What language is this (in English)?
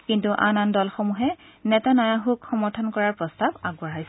Assamese